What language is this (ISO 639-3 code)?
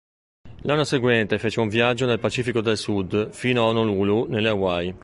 ita